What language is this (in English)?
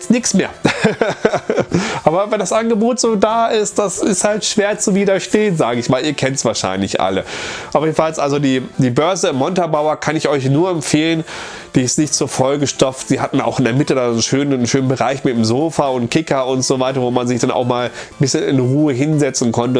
German